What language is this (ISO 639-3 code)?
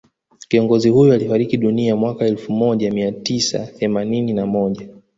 swa